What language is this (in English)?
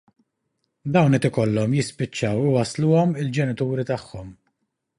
Maltese